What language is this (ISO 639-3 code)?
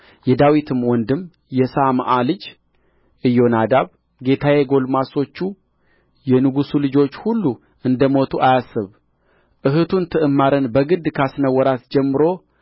amh